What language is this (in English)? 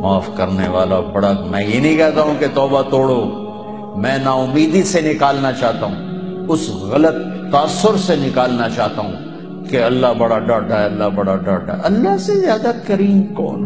Urdu